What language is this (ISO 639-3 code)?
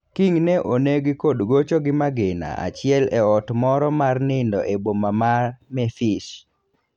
luo